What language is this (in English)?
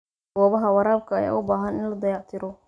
Somali